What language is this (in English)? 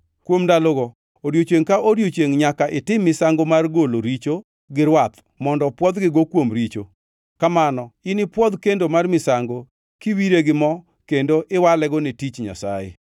Luo (Kenya and Tanzania)